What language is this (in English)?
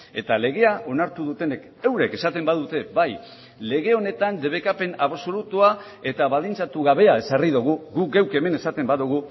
Basque